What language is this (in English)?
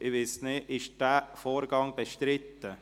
Swiss German